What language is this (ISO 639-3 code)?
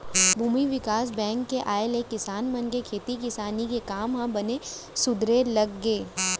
hne